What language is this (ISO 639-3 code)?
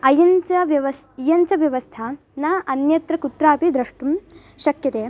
san